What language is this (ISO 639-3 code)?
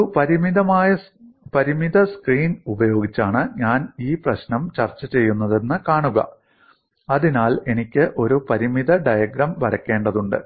mal